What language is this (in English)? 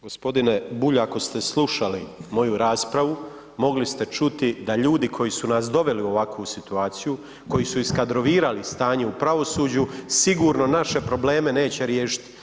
Croatian